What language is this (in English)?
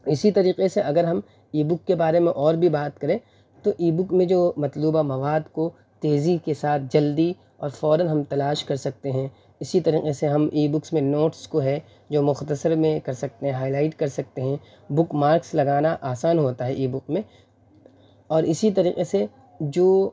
Urdu